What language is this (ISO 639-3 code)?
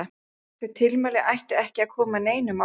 isl